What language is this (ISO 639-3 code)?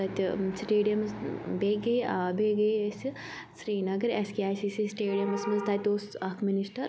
kas